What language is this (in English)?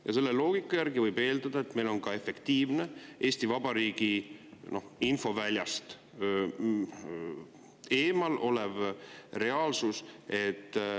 Estonian